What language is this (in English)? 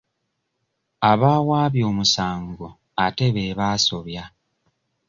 Ganda